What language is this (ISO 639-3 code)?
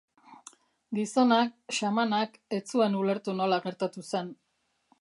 eus